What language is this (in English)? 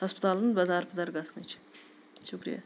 Kashmiri